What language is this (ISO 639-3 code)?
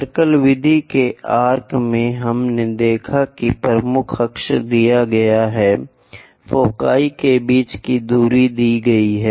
hin